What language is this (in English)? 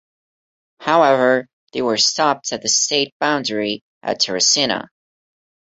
English